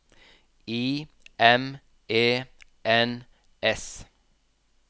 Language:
Norwegian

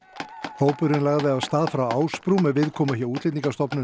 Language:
Icelandic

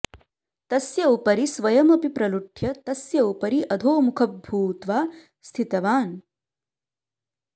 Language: Sanskrit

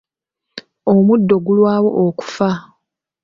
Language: Ganda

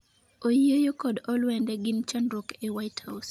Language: Luo (Kenya and Tanzania)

